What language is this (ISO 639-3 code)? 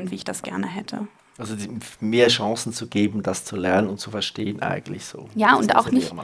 deu